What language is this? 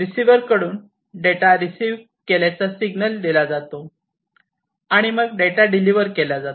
Marathi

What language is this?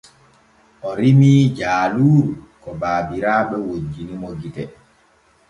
Borgu Fulfulde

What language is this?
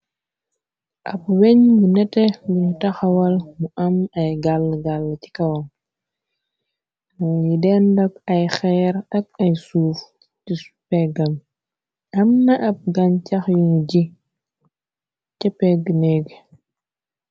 Wolof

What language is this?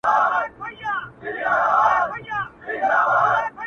Pashto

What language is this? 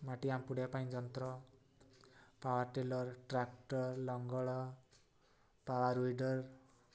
Odia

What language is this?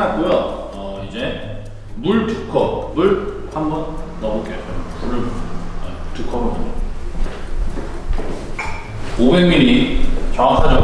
Korean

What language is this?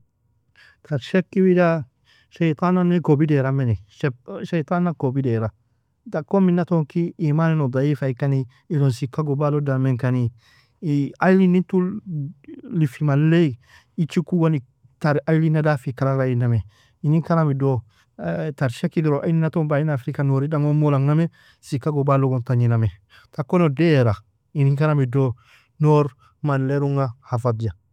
Nobiin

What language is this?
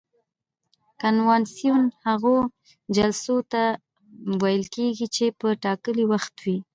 Pashto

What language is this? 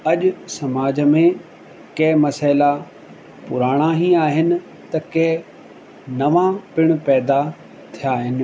Sindhi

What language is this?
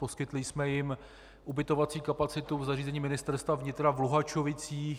Czech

